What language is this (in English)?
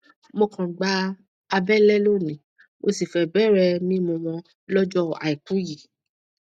Yoruba